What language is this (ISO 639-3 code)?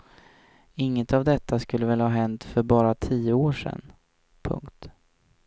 swe